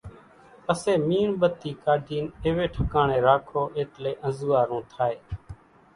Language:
Kachi Koli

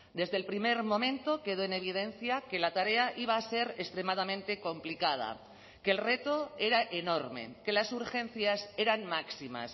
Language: Spanish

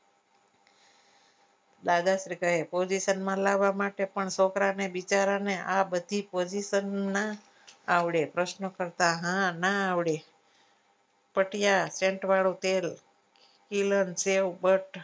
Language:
Gujarati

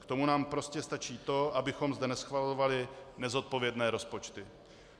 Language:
Czech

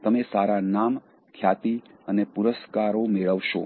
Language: Gujarati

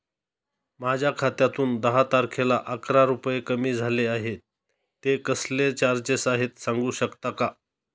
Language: Marathi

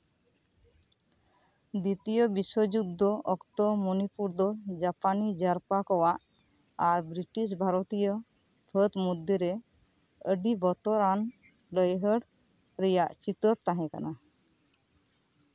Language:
Santali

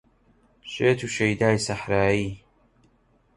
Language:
Central Kurdish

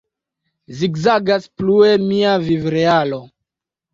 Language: Esperanto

